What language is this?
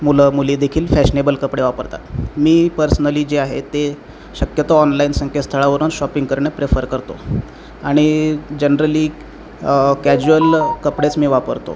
Marathi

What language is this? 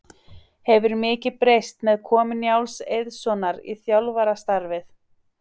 Icelandic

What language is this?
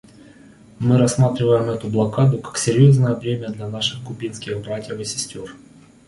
Russian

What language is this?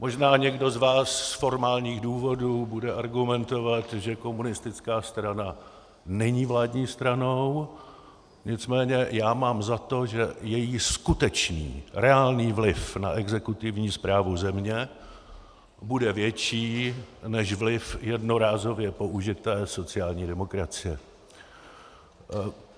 Czech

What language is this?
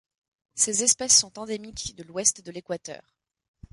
French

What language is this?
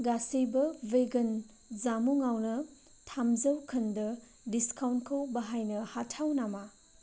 Bodo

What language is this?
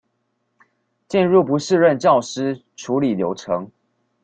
Chinese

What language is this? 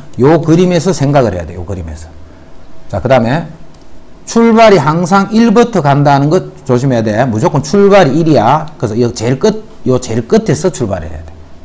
Korean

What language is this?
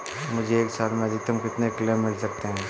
Hindi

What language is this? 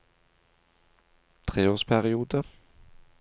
Norwegian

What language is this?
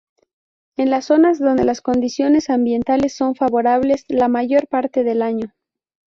Spanish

